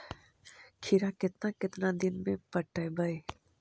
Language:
Magahi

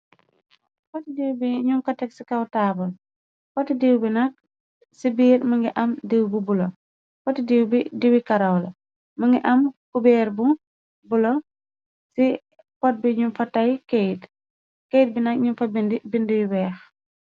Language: Wolof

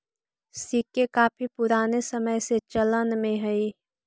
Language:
Magahi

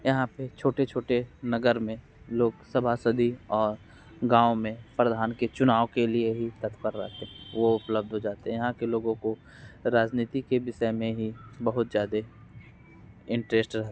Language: Hindi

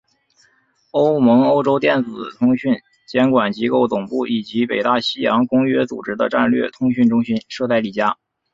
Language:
Chinese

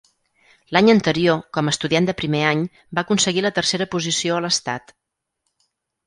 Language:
Catalan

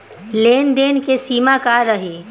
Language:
Bhojpuri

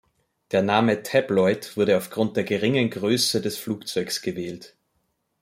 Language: German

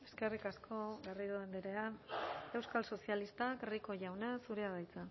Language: Basque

